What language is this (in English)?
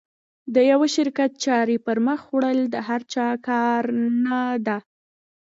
Pashto